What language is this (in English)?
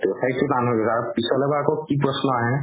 Assamese